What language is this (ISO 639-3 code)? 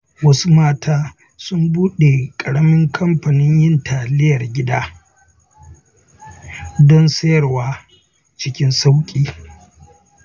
hau